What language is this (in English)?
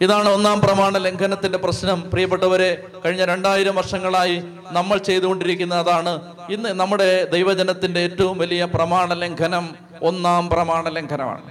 Malayalam